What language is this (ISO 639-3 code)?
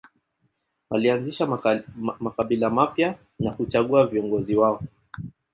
swa